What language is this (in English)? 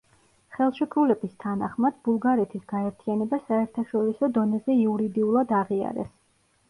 Georgian